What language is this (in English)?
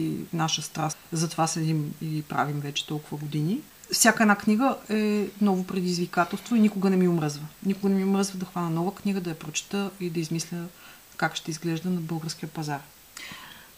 Bulgarian